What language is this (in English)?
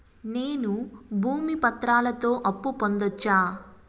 Telugu